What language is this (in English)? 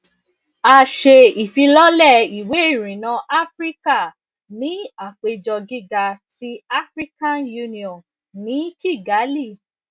Yoruba